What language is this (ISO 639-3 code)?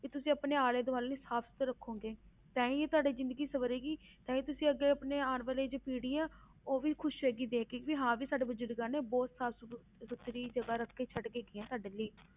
pan